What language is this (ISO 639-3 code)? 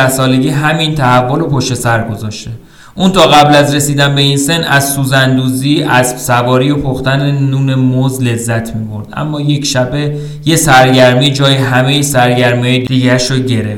fas